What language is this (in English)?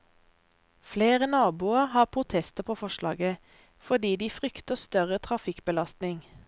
Norwegian